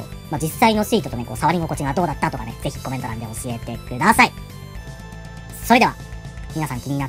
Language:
Japanese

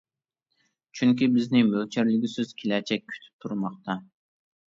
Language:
Uyghur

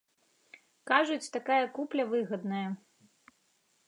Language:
Belarusian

